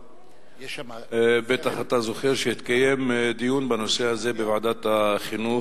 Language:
Hebrew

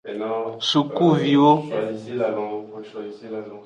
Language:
Aja (Benin)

